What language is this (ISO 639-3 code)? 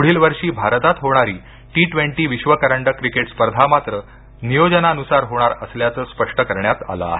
mar